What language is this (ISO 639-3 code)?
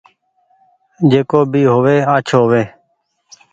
gig